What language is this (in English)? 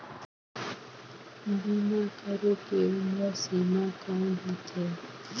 Chhattisgarhi